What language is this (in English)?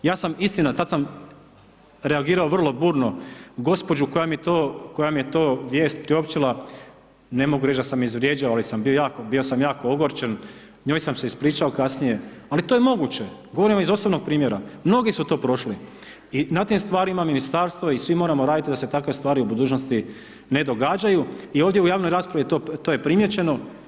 Croatian